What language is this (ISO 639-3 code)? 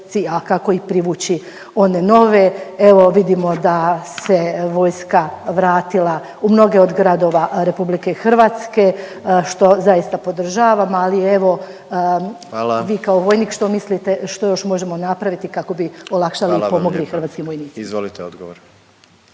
hrv